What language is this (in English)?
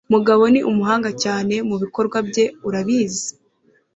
Kinyarwanda